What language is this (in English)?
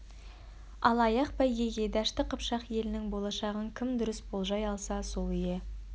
Kazakh